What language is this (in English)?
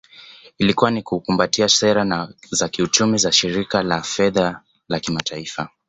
Swahili